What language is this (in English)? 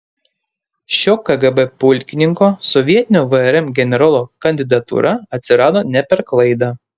Lithuanian